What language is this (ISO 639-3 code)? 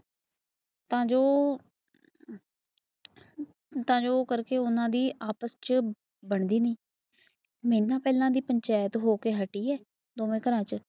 pan